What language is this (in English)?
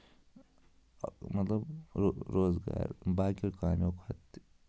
Kashmiri